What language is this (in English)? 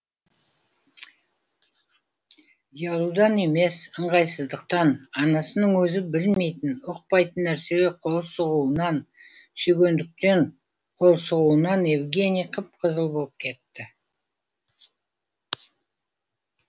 Kazakh